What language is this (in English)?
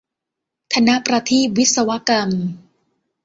Thai